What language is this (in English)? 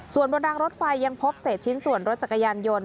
Thai